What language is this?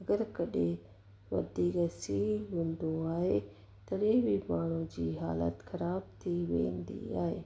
Sindhi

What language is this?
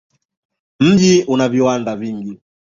Swahili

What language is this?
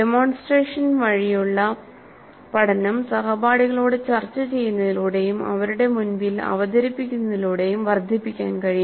Malayalam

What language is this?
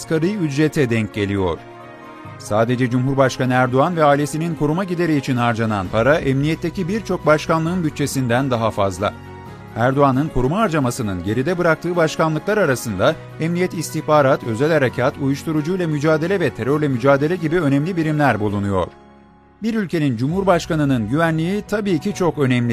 Turkish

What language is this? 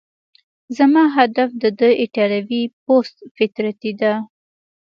Pashto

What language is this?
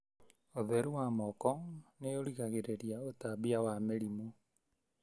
Kikuyu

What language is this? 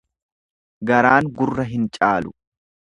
Oromo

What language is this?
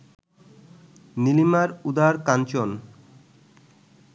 Bangla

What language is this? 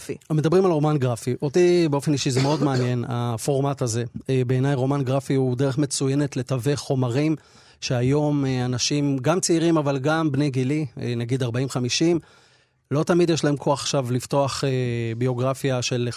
Hebrew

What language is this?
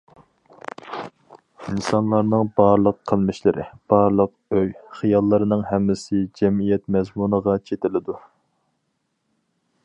Uyghur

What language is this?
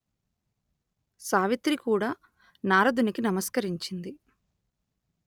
Telugu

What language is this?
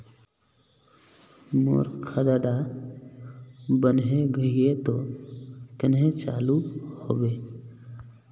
Magahi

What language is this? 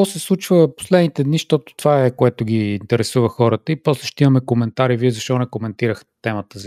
Bulgarian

